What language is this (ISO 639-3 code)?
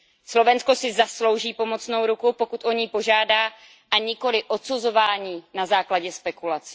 ces